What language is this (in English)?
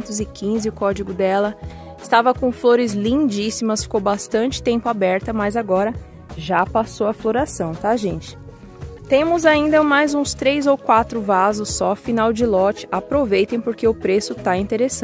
Portuguese